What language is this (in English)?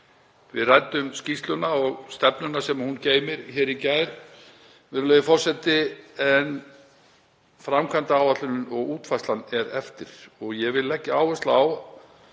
Icelandic